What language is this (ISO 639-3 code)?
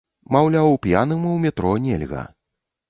bel